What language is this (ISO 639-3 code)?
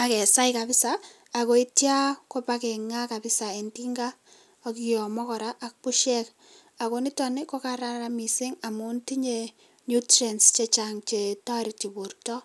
kln